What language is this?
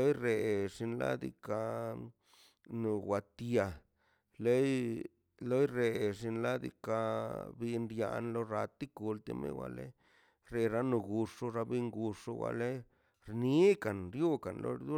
Mazaltepec Zapotec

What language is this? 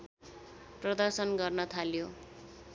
Nepali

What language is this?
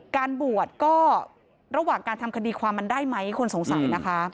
Thai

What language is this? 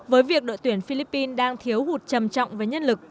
Vietnamese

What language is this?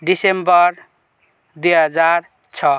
Nepali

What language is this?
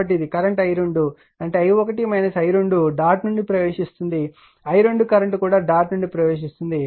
Telugu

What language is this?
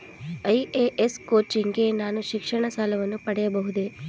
Kannada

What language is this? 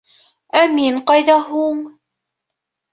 Bashkir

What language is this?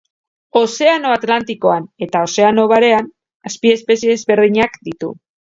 Basque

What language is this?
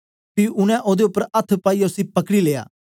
Dogri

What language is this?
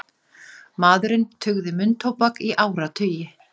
Icelandic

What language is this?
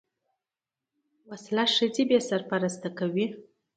Pashto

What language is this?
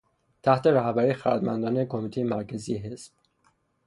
Persian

